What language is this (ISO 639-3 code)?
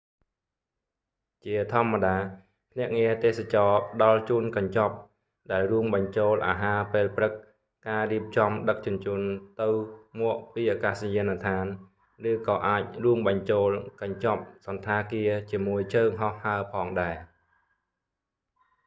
khm